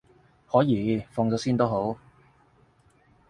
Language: Cantonese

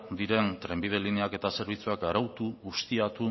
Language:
Basque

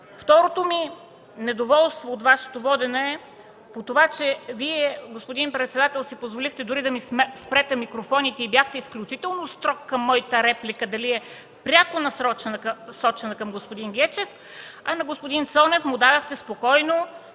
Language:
Bulgarian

